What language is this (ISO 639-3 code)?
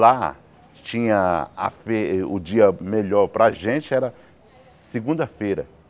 por